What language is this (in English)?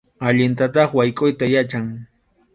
Arequipa-La Unión Quechua